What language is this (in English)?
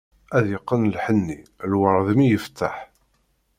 Kabyle